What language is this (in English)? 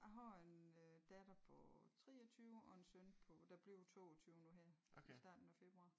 Danish